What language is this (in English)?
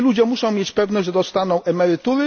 Polish